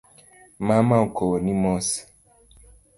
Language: Luo (Kenya and Tanzania)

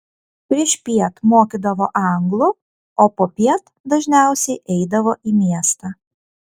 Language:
Lithuanian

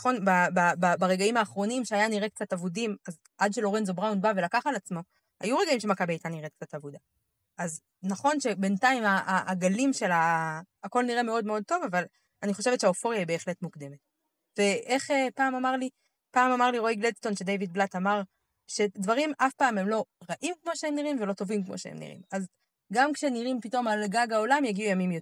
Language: Hebrew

